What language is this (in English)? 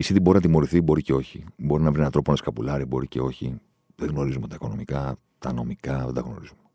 Greek